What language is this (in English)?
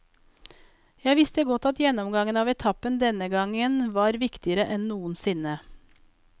Norwegian